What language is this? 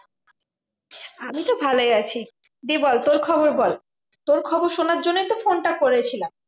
Bangla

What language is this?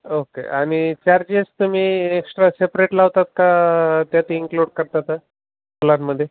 Marathi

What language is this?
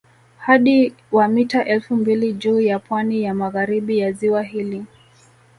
Swahili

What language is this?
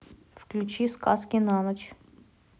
Russian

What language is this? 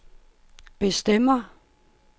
Danish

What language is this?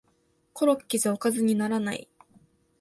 Japanese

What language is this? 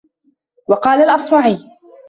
Arabic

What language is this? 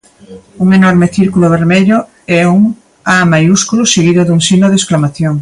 Galician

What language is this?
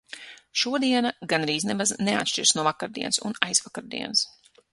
Latvian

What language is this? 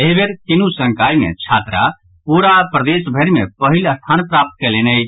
Maithili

